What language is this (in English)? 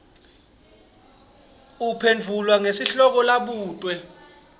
Swati